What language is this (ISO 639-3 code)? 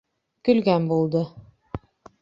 bak